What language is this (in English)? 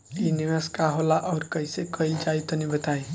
Bhojpuri